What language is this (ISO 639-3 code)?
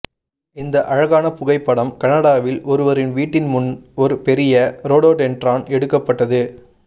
tam